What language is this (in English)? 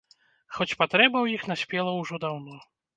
Belarusian